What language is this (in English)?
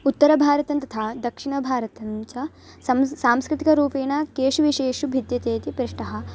Sanskrit